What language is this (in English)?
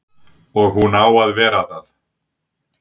Icelandic